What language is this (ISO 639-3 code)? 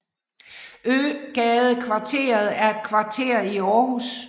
dan